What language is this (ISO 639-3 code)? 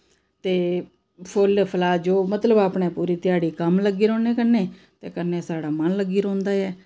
doi